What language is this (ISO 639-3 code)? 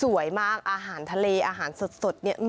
tha